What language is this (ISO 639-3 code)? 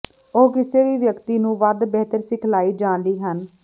pan